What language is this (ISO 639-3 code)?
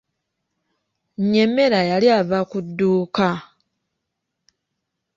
lug